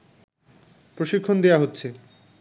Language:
Bangla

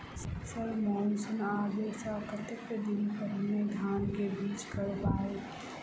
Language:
Maithili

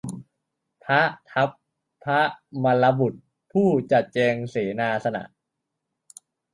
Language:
Thai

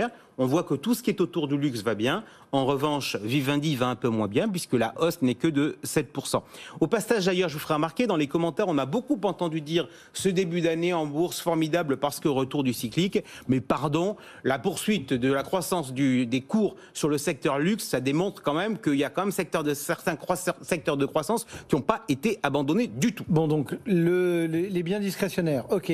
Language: French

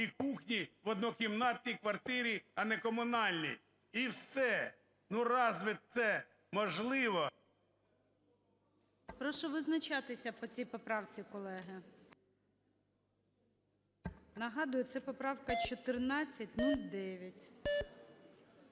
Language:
Ukrainian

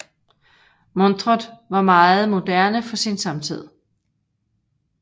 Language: Danish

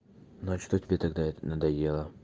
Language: Russian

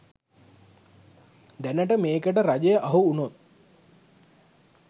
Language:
Sinhala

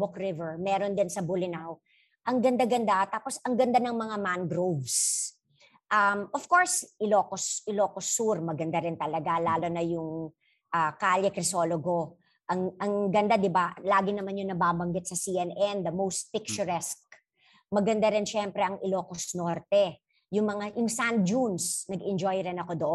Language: Filipino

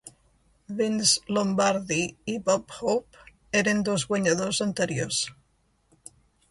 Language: Catalan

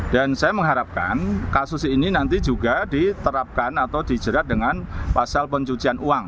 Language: Indonesian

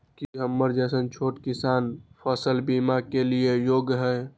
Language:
Maithili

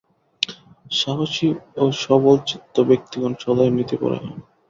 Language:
Bangla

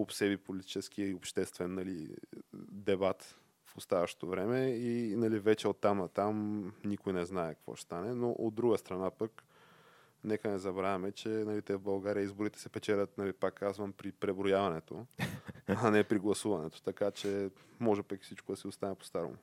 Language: Bulgarian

